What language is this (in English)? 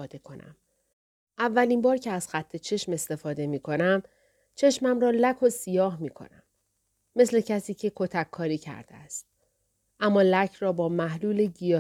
Persian